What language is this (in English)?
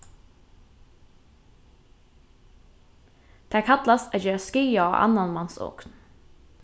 Faroese